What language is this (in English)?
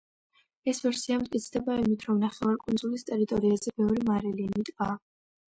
Georgian